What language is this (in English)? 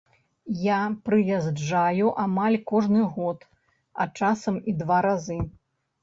Belarusian